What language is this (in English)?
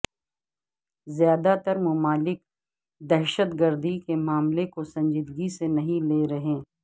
Urdu